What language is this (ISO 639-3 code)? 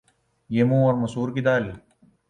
urd